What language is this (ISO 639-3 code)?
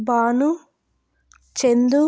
tel